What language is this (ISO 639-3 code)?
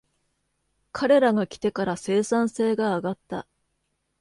jpn